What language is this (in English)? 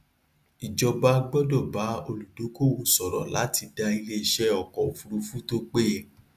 Yoruba